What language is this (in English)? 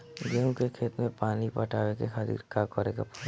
Bhojpuri